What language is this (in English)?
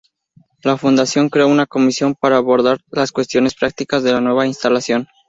Spanish